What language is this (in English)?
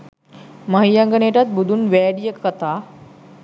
Sinhala